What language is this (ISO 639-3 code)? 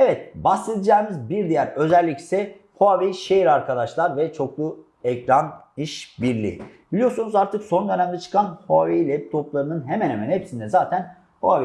tur